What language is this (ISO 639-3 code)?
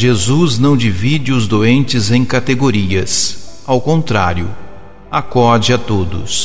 por